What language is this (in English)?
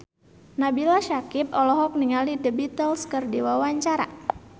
Sundanese